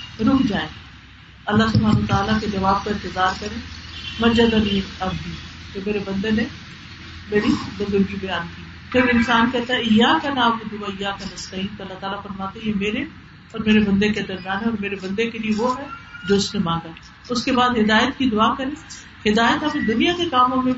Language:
Urdu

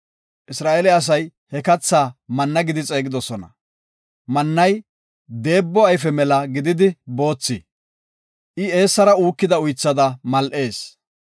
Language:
Gofa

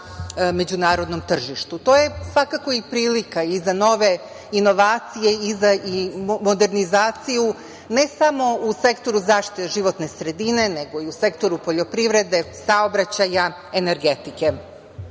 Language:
Serbian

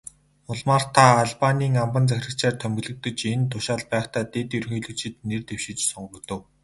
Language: Mongolian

